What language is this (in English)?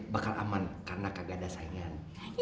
Indonesian